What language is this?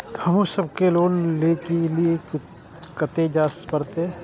Maithili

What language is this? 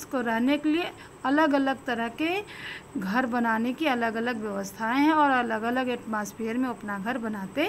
Hindi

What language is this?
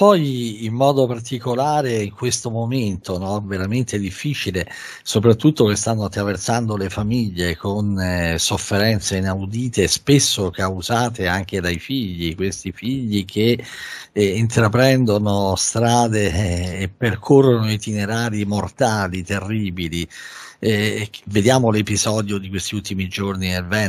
Italian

